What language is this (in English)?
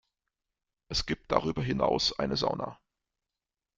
German